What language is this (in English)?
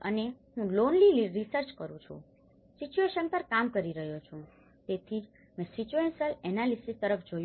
Gujarati